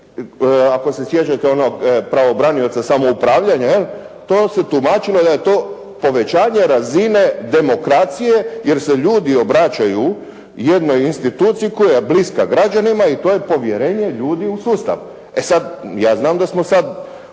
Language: Croatian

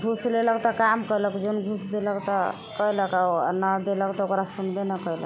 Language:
Maithili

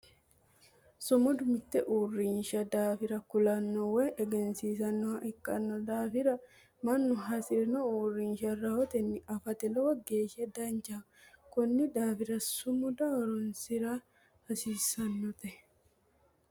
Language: Sidamo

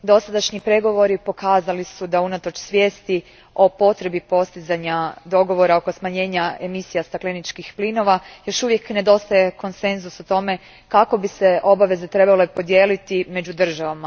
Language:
Croatian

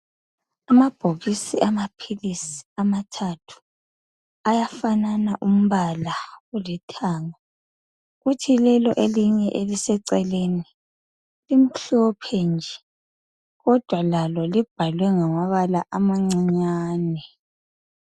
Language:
North Ndebele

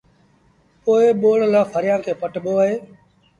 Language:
Sindhi Bhil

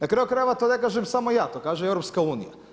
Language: Croatian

